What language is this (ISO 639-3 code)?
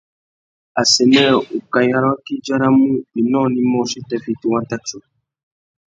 bag